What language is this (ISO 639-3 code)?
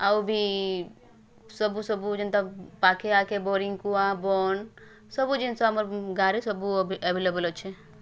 ori